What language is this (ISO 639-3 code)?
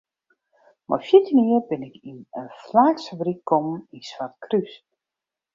fry